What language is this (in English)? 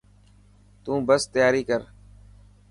Dhatki